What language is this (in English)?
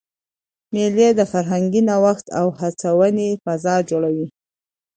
Pashto